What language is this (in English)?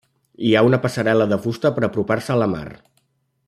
Catalan